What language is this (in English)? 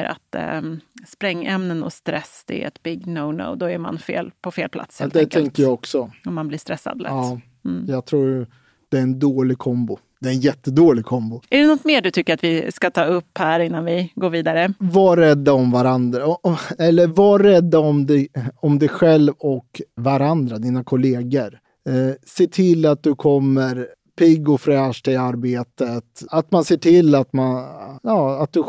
Swedish